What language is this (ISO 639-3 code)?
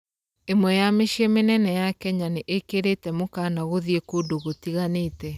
kik